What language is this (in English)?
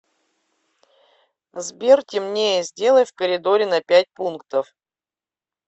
Russian